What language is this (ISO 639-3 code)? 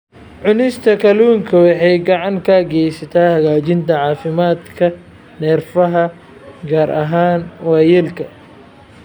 som